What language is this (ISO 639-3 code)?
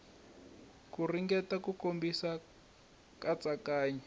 tso